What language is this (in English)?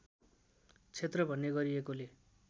Nepali